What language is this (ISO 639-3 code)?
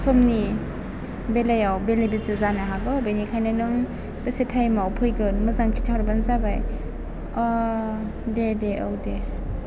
brx